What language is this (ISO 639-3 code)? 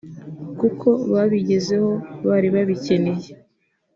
kin